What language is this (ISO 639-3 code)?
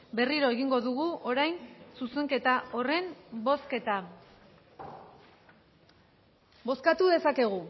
eus